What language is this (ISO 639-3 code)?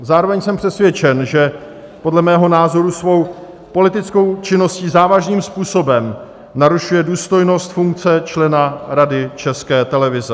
ces